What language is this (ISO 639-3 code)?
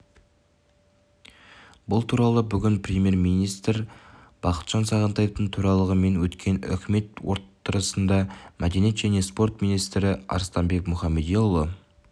kaz